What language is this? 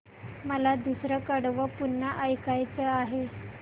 Marathi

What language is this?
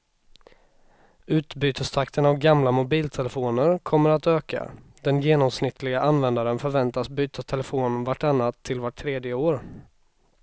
Swedish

